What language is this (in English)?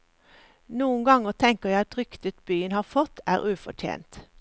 Norwegian